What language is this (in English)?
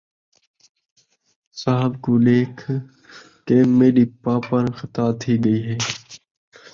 Saraiki